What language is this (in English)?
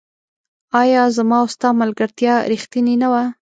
Pashto